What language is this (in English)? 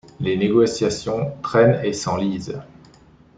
French